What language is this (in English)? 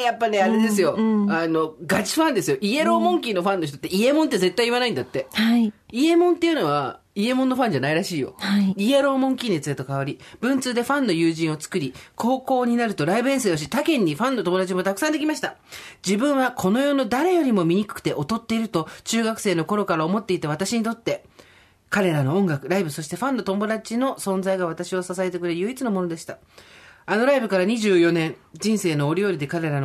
Japanese